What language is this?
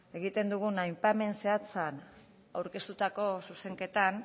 Basque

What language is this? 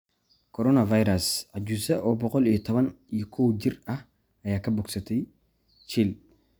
Somali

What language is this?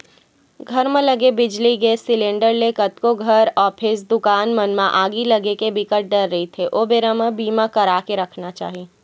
Chhattisgarhi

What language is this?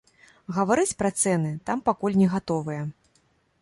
Belarusian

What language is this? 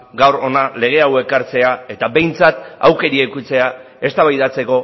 Basque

